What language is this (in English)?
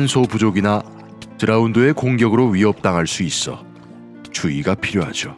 Korean